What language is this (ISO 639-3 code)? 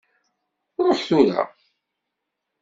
kab